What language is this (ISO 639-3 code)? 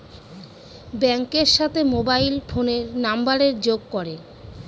ben